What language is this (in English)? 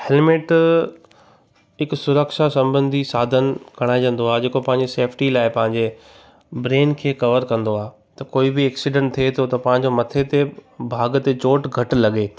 Sindhi